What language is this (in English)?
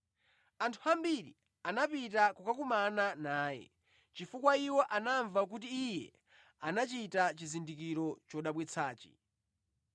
Nyanja